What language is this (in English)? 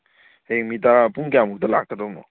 Manipuri